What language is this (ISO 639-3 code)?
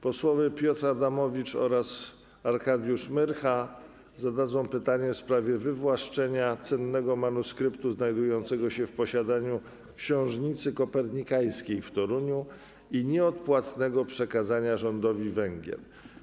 pol